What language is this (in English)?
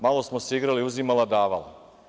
Serbian